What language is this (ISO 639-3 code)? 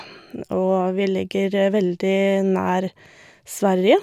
nor